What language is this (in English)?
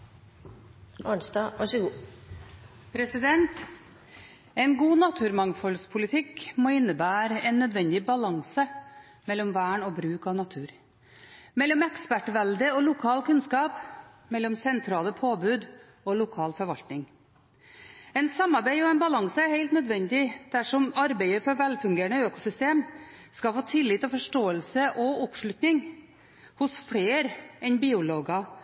Norwegian Bokmål